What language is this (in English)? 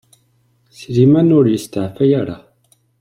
Kabyle